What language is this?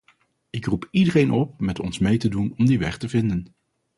Dutch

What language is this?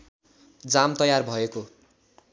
Nepali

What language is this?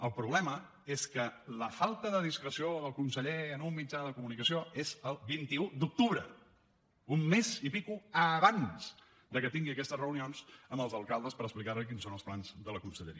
Catalan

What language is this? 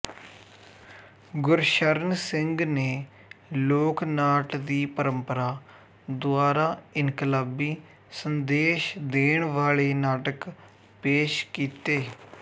Punjabi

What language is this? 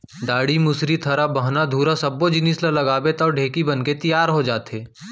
Chhattisgarhi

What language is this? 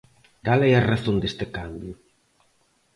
Galician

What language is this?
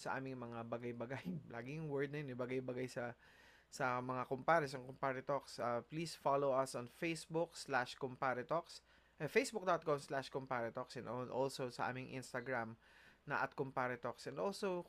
Filipino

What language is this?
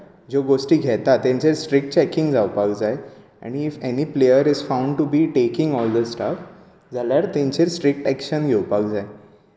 Konkani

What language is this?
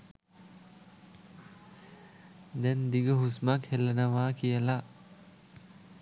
Sinhala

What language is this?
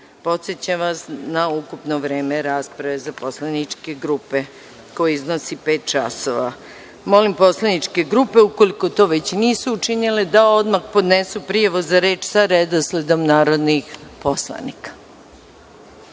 Serbian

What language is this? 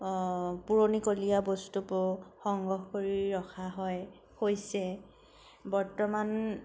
Assamese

